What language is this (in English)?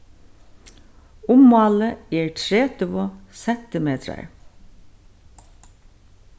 Faroese